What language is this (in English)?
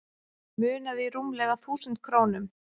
Icelandic